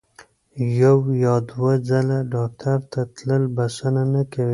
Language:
Pashto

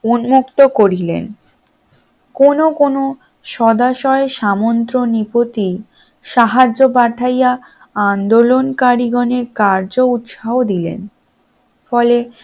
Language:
Bangla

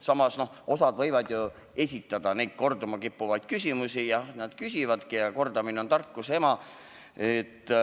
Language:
Estonian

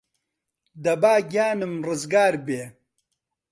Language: Central Kurdish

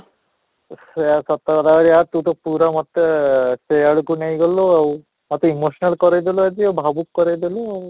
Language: Odia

